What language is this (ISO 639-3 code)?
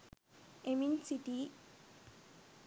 sin